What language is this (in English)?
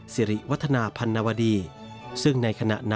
Thai